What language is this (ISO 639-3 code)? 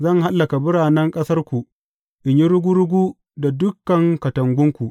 hau